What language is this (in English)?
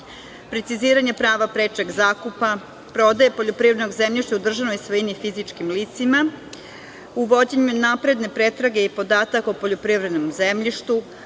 Serbian